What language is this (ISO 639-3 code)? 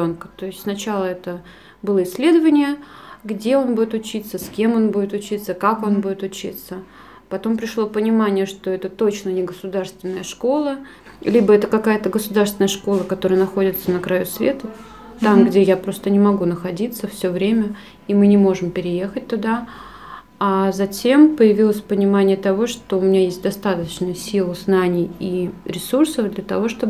rus